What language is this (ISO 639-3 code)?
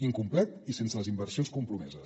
cat